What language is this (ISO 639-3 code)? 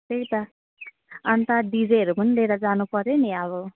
nep